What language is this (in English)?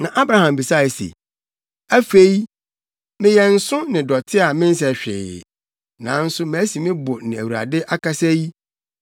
Akan